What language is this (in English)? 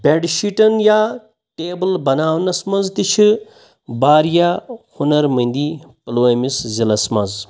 Kashmiri